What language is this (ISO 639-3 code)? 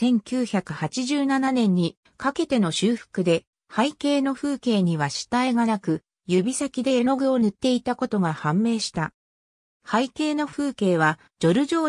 jpn